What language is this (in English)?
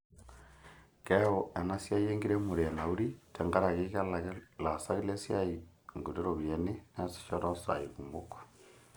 Masai